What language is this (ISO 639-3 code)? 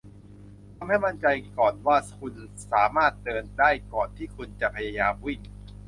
tha